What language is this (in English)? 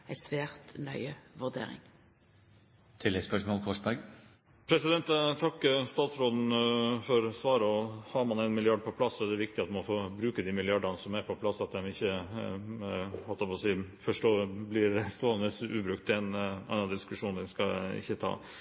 Norwegian